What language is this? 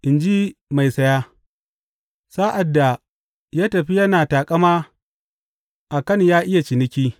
Hausa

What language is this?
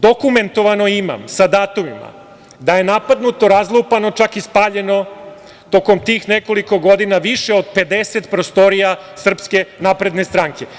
Serbian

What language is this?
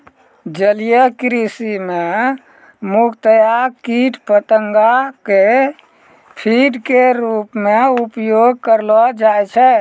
Maithili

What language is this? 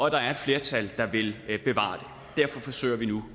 Danish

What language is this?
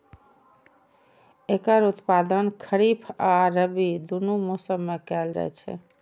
Maithili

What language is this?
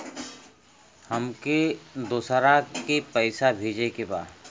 Bhojpuri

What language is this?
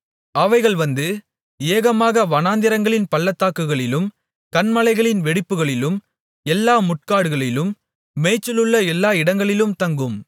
Tamil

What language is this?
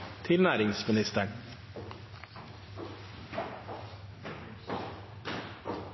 Norwegian Nynorsk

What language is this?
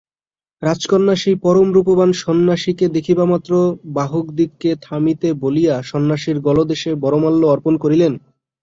Bangla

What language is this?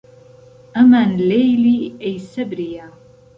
Central Kurdish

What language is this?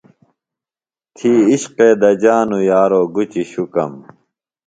Phalura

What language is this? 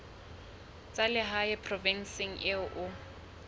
Southern Sotho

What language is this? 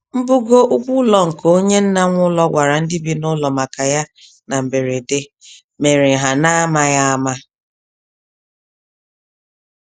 Igbo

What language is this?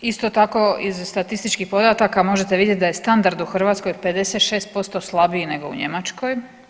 Croatian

